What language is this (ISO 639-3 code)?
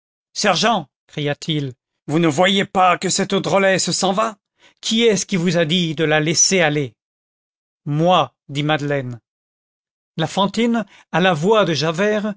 fra